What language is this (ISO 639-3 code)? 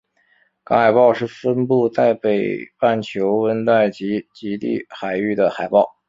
zho